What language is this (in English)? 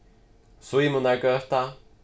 Faroese